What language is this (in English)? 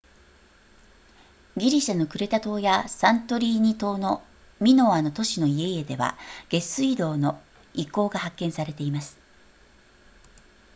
Japanese